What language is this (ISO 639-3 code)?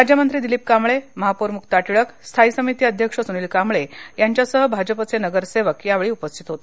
mar